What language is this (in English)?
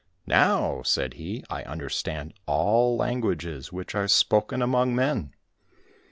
English